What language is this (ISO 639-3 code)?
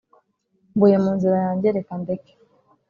kin